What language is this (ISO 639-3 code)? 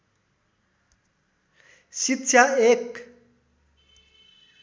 nep